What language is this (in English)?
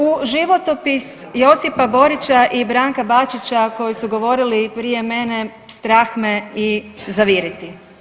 Croatian